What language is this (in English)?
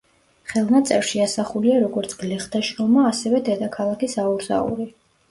Georgian